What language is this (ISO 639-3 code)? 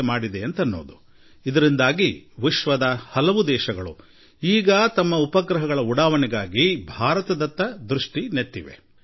kan